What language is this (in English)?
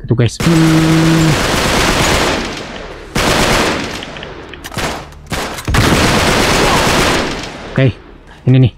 Indonesian